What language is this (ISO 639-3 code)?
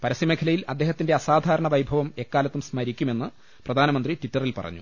mal